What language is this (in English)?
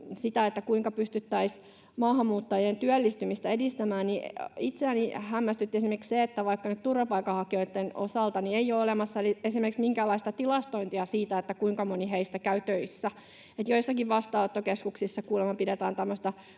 Finnish